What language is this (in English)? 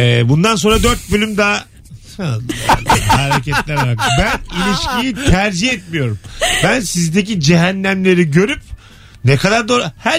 Turkish